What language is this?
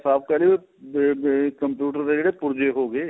Punjabi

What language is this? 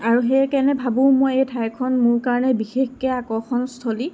Assamese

